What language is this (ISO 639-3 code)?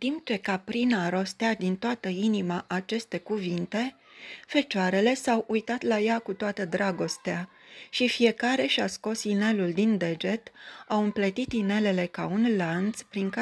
ron